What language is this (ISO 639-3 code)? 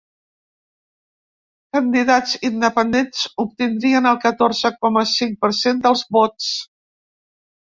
cat